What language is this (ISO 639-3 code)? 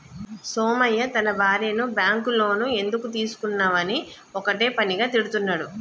tel